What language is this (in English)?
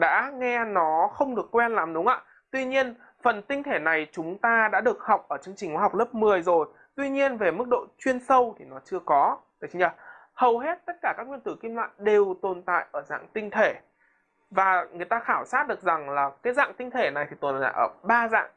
Vietnamese